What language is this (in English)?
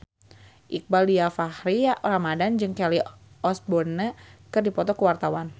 Sundanese